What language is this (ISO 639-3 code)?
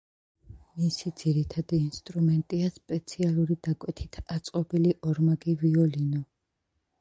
kat